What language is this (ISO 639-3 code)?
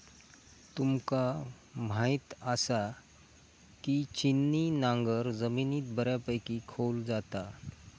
mar